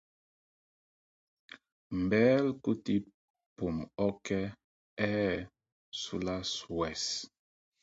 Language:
Mpumpong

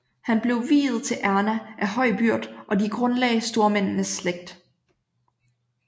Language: Danish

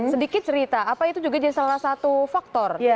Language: Indonesian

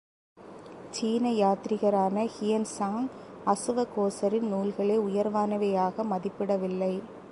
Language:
Tamil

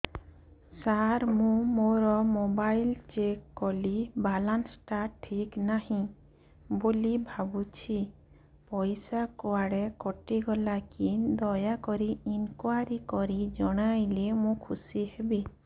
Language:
Odia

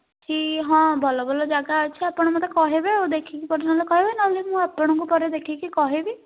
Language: Odia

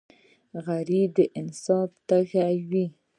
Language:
Pashto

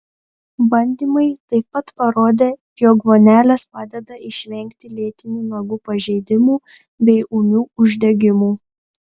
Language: Lithuanian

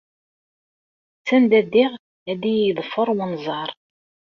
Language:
Kabyle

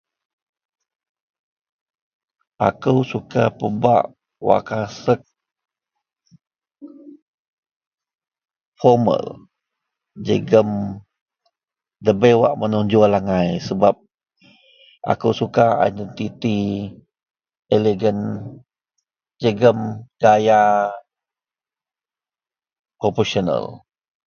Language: Central Melanau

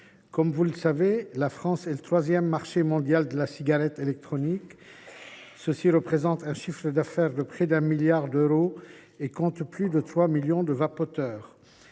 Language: French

